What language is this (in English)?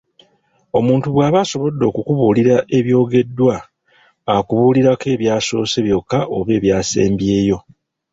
Ganda